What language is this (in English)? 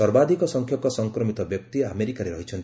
Odia